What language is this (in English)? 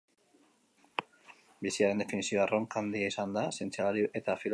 Basque